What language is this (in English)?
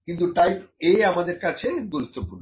Bangla